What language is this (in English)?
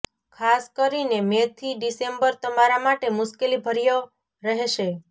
Gujarati